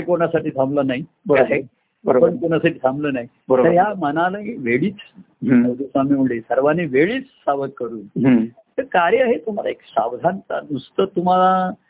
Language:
Marathi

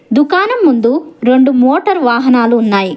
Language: Telugu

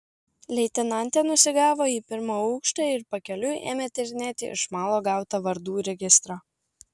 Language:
Lithuanian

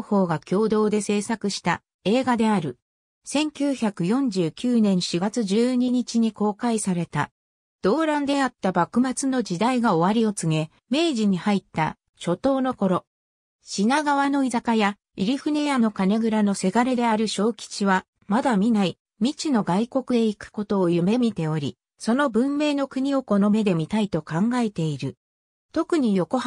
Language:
Japanese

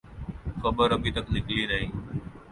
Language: Urdu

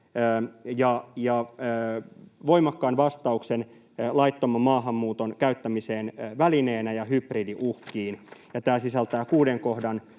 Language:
Finnish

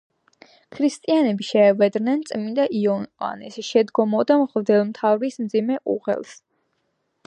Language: Georgian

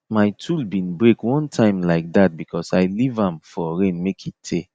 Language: Nigerian Pidgin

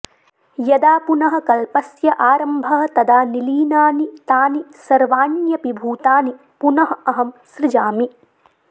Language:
Sanskrit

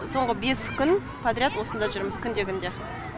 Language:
Kazakh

